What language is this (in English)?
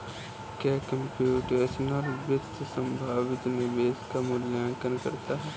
Hindi